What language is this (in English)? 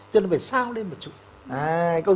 Vietnamese